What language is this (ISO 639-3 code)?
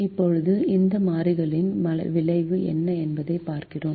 tam